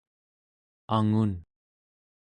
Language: Central Yupik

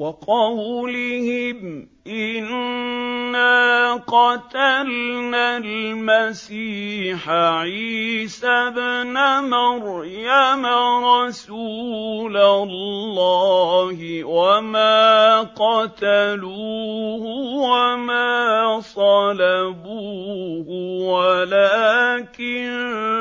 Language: Arabic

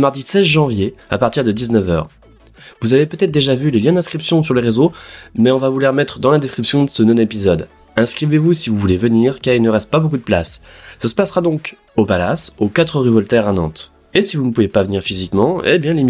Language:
French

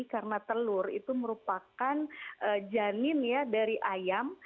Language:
Indonesian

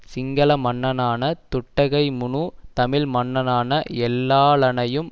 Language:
Tamil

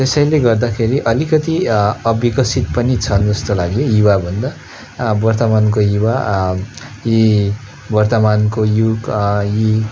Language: Nepali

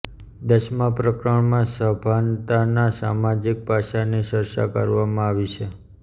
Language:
Gujarati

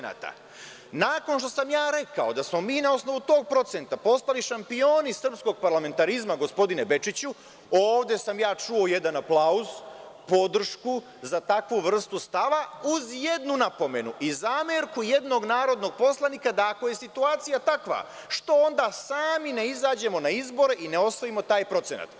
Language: Serbian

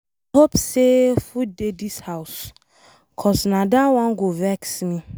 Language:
Nigerian Pidgin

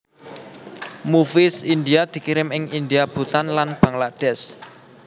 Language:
Javanese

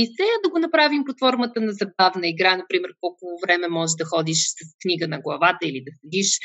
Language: Bulgarian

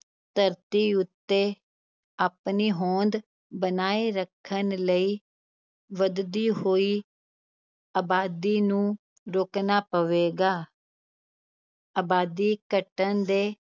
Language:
Punjabi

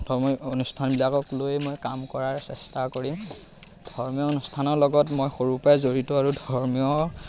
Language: Assamese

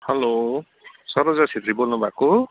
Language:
Nepali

